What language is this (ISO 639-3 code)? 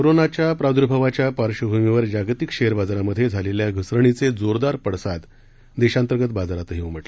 mar